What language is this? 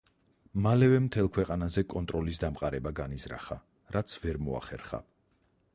Georgian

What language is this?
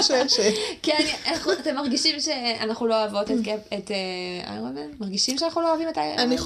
Hebrew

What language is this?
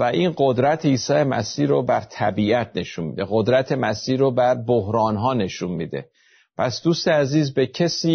Persian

